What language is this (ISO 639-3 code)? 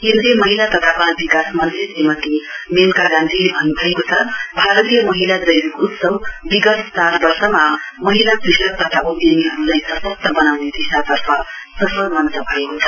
nep